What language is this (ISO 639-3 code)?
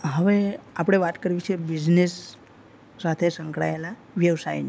guj